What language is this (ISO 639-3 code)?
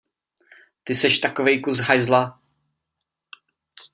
ces